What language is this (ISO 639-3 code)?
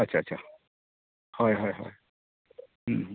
sat